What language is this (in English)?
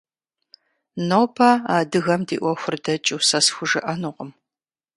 Kabardian